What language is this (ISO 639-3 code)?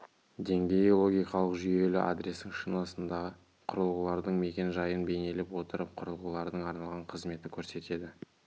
kaz